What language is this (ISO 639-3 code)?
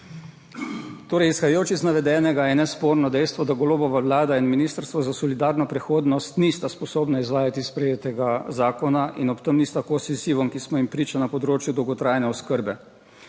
slv